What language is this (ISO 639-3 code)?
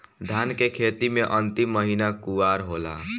bho